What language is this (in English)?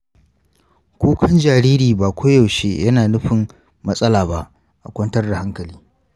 Hausa